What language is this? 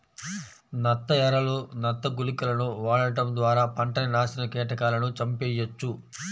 Telugu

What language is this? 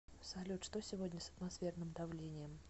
Russian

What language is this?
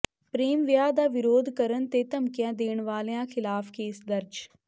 Punjabi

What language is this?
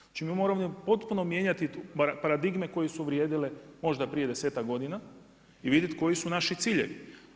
Croatian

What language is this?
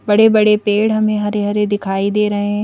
Hindi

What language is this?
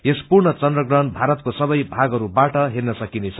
Nepali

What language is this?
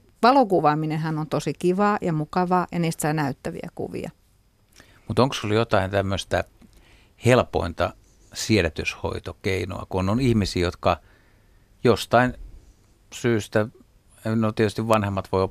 Finnish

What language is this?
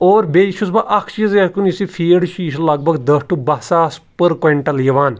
Kashmiri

